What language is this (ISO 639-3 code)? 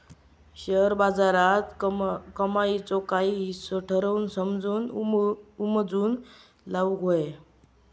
mar